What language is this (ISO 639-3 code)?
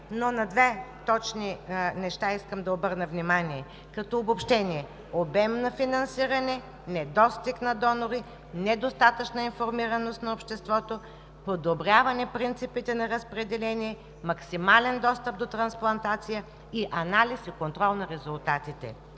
bul